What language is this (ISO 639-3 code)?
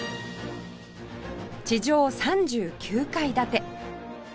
jpn